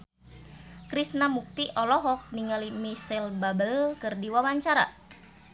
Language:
Sundanese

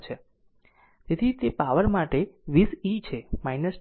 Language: Gujarati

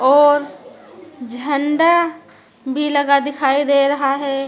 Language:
Hindi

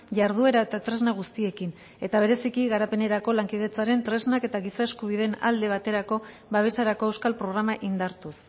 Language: Basque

